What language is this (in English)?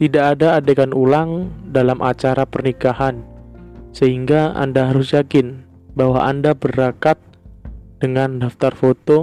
Indonesian